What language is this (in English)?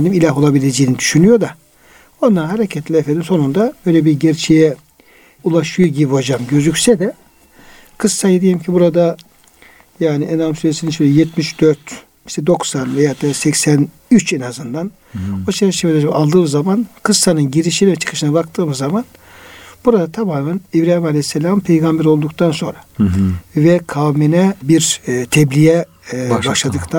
Turkish